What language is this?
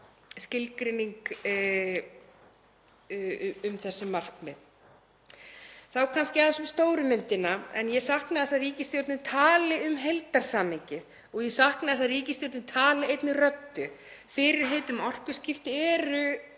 Icelandic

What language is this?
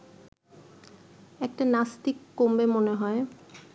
Bangla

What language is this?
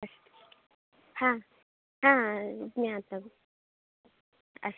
Sanskrit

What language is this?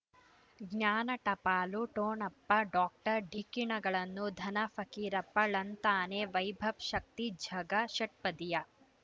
Kannada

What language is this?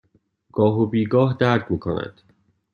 Persian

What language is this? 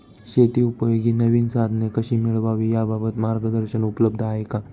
Marathi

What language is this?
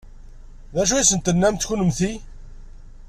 Kabyle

